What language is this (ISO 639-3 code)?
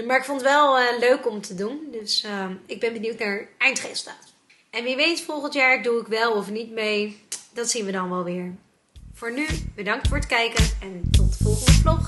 nld